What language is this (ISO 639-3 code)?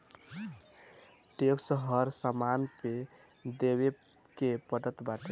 bho